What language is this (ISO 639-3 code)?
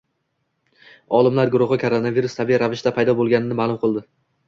uzb